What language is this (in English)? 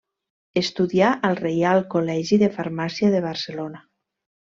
Catalan